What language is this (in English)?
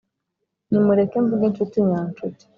Kinyarwanda